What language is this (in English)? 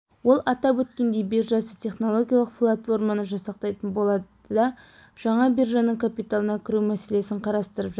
Kazakh